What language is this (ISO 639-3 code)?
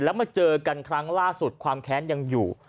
tha